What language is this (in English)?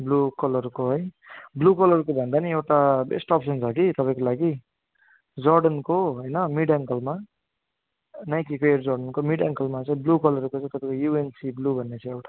Nepali